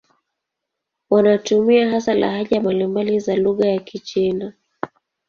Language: Swahili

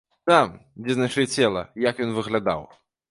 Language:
Belarusian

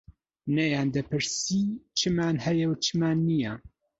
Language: Central Kurdish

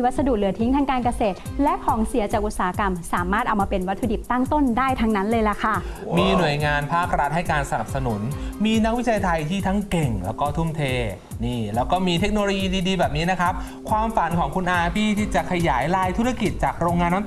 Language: Thai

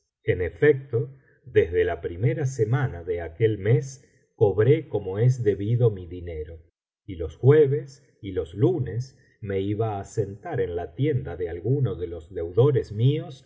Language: Spanish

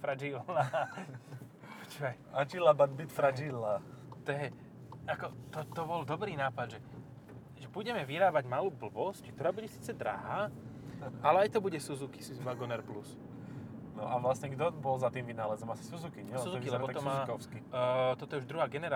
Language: Slovak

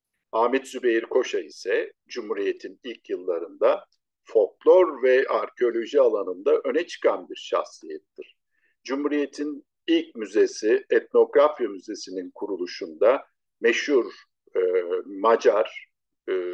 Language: Turkish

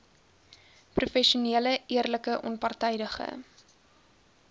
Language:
Afrikaans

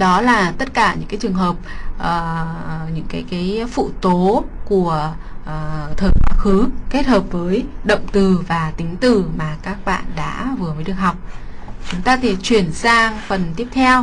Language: Vietnamese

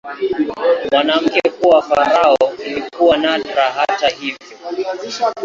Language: Swahili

